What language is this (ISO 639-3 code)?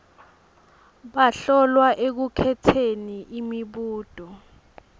ssw